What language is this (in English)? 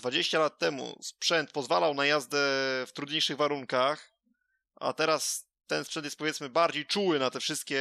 Polish